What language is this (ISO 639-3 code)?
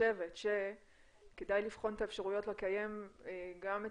heb